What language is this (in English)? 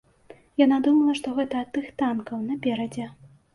Belarusian